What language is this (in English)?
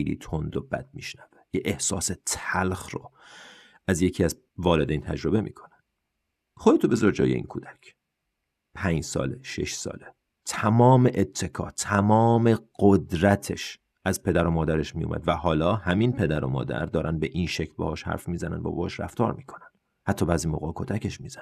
Persian